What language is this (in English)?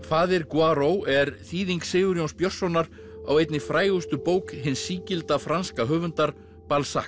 Icelandic